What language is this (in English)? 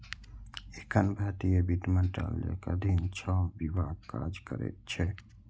Maithili